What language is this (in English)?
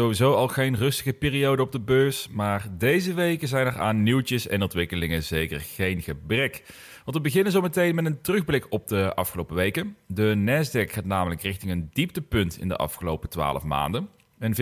Dutch